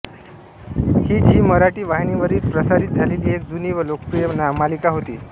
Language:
Marathi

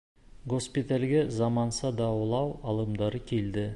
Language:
Bashkir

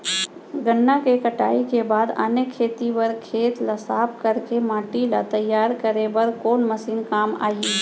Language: Chhattisgarhi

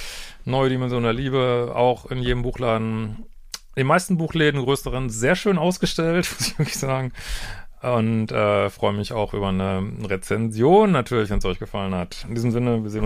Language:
German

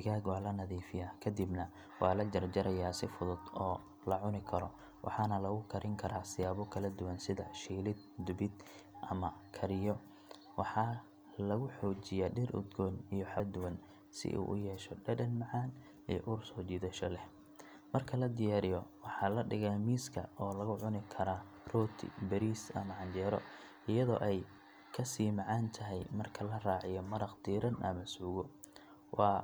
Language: Somali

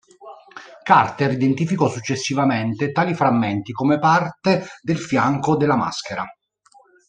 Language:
Italian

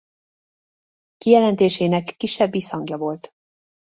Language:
Hungarian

